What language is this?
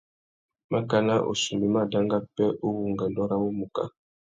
Tuki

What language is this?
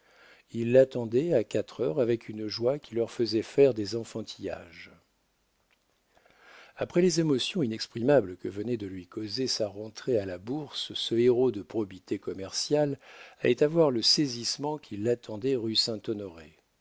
French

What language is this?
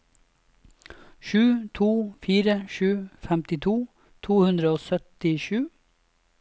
Norwegian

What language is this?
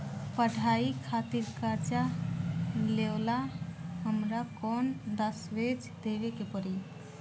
Bhojpuri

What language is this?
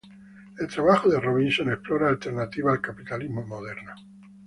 Spanish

